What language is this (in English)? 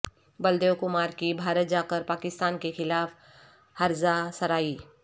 Urdu